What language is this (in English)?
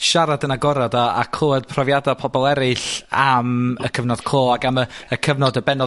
Welsh